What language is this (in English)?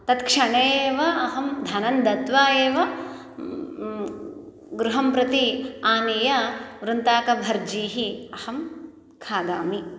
Sanskrit